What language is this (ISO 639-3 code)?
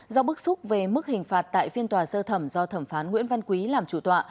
vie